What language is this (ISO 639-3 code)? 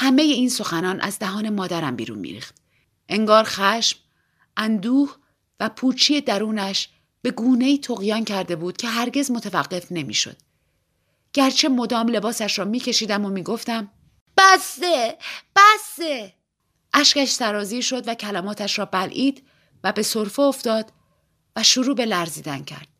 fas